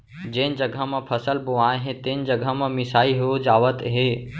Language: Chhattisgarhi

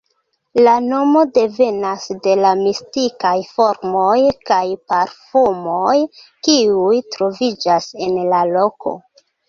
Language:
Esperanto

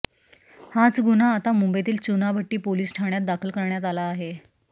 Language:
Marathi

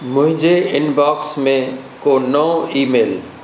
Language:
Sindhi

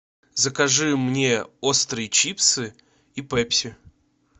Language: Russian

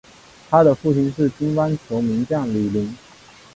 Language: Chinese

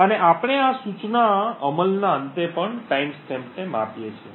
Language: Gujarati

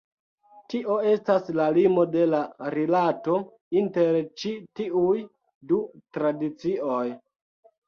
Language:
Esperanto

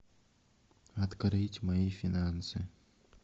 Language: Russian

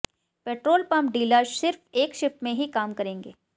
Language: Hindi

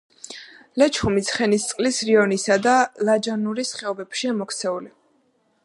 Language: Georgian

